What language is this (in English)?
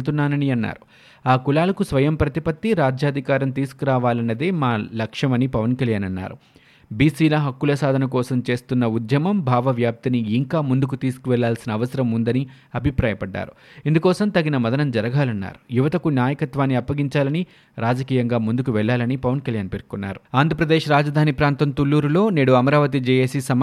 Telugu